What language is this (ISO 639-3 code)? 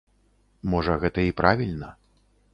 bel